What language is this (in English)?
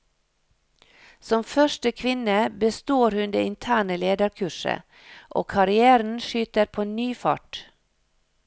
Norwegian